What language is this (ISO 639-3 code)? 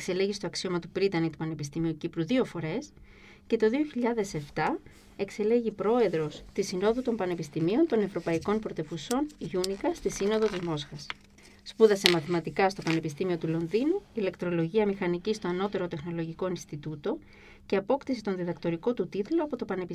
ell